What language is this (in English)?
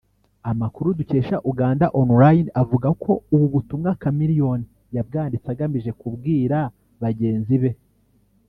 Kinyarwanda